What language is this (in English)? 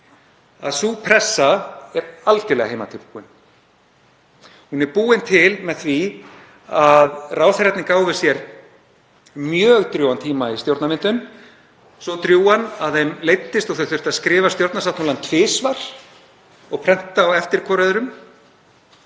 Icelandic